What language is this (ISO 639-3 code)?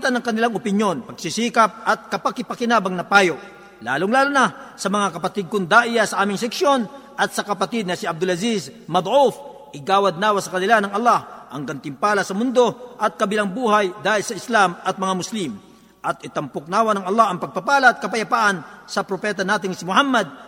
fil